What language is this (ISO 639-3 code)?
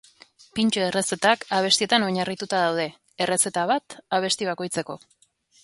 eus